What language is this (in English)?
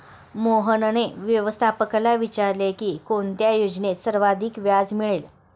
Marathi